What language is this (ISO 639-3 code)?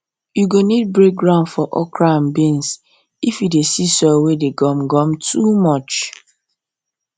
pcm